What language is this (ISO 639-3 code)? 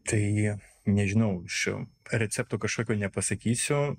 lit